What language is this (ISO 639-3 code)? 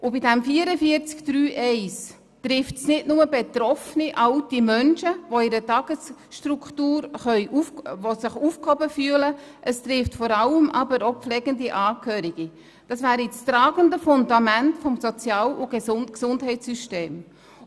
gsw